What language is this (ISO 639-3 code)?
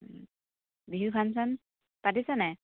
asm